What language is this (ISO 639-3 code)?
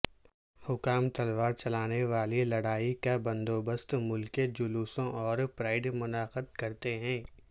urd